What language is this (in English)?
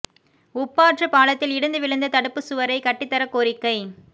Tamil